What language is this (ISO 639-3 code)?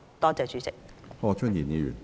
yue